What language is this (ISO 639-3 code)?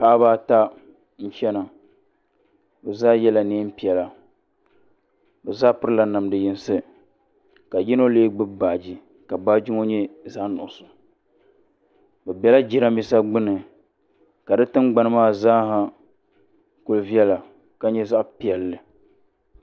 dag